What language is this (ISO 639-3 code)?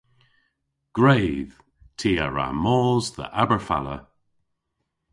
cor